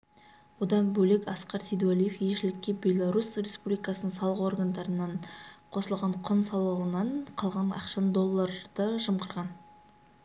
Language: Kazakh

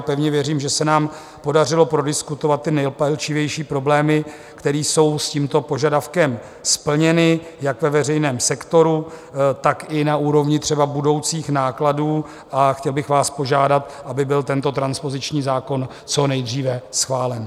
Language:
Czech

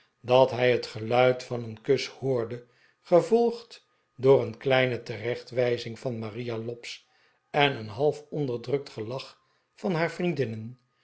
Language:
Dutch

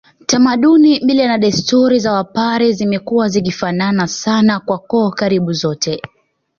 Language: Swahili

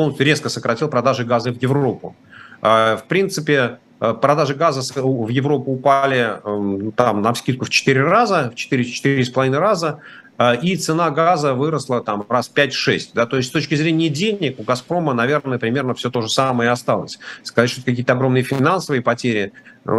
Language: Russian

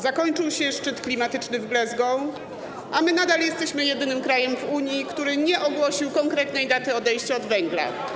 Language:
Polish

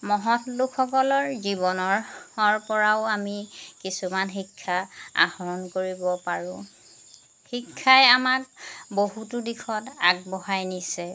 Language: Assamese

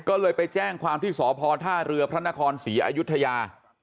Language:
Thai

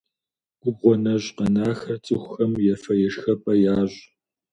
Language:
Kabardian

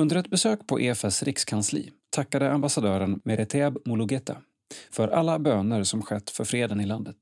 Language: Swedish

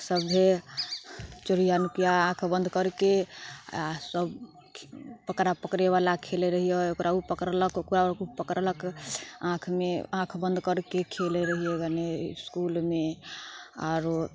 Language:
Maithili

